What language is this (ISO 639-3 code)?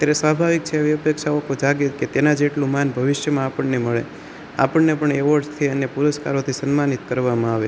guj